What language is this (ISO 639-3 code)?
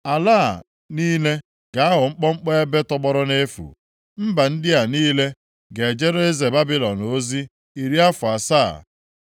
ibo